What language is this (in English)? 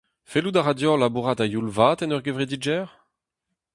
Breton